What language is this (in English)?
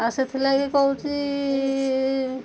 Odia